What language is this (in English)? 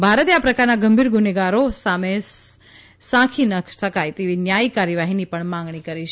Gujarati